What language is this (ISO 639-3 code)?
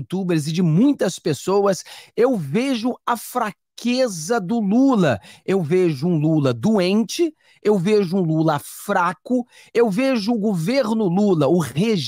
por